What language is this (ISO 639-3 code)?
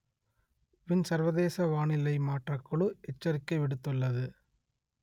tam